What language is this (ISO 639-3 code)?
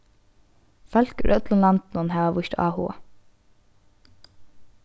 fao